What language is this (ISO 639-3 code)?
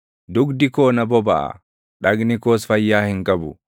orm